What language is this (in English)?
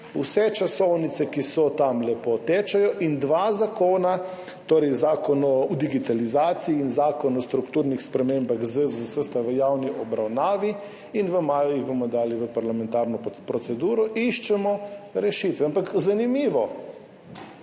Slovenian